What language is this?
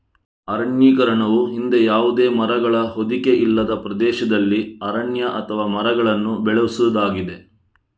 Kannada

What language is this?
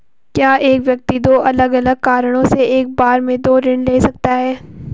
Hindi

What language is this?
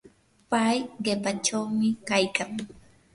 Yanahuanca Pasco Quechua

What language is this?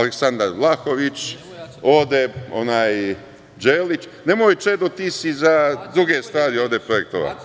Serbian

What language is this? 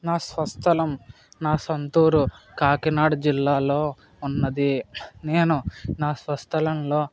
Telugu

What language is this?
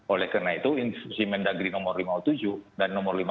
Indonesian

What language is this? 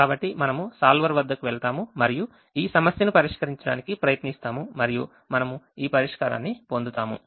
Telugu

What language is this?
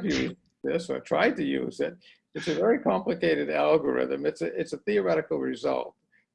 English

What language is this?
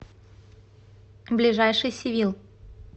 Russian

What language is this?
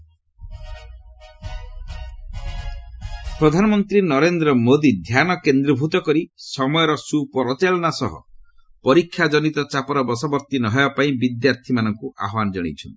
Odia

